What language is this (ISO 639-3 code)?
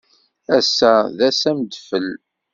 kab